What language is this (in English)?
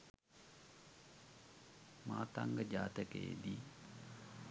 Sinhala